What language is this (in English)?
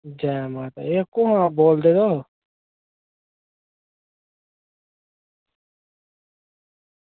Dogri